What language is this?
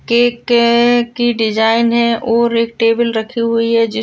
Marwari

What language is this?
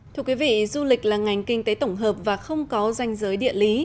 Vietnamese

